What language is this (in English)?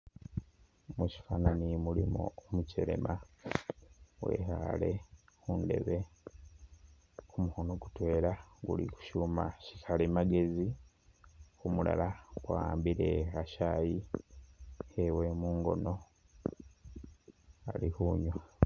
Masaaba